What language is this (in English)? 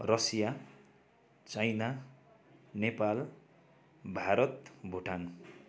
Nepali